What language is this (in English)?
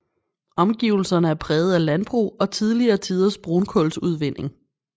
Danish